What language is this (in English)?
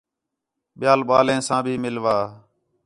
Khetrani